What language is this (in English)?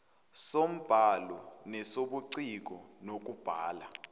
Zulu